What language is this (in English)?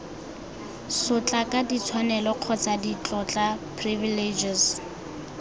Tswana